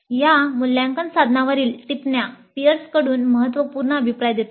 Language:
Marathi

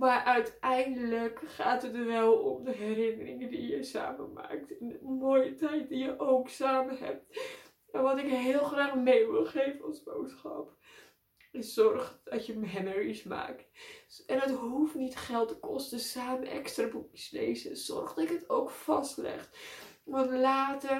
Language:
Dutch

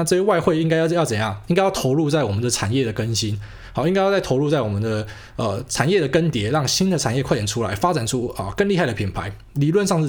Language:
Chinese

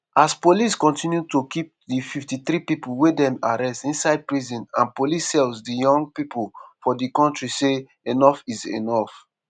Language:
Nigerian Pidgin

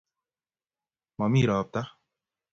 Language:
Kalenjin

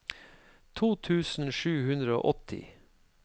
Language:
Norwegian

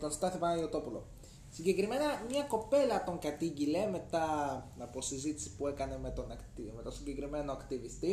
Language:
Greek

